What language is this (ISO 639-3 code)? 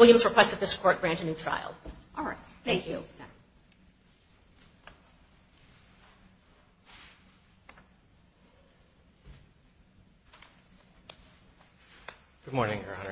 eng